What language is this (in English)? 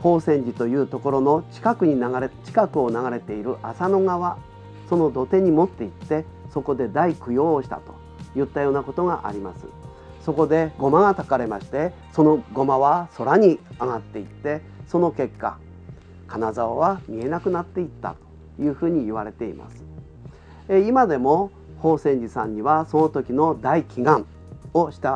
Japanese